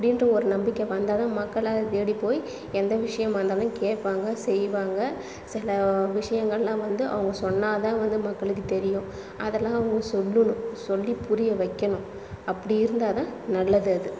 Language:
Tamil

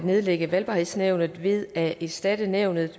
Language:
Danish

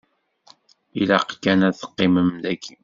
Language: Kabyle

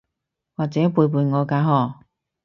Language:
Cantonese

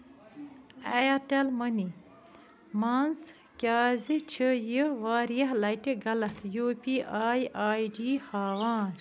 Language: Kashmiri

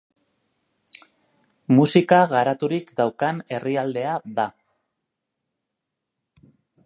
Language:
Basque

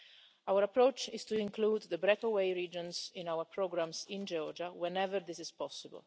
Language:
English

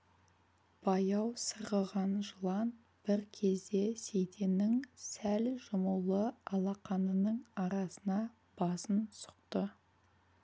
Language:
Kazakh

